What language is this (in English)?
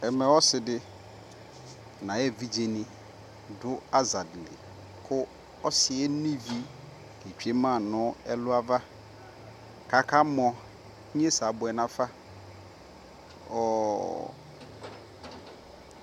Ikposo